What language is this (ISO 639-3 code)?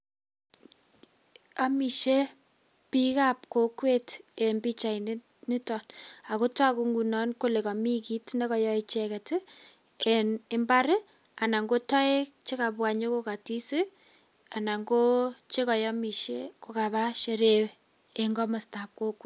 kln